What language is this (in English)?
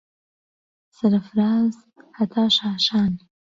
Central Kurdish